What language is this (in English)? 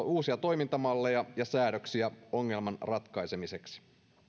Finnish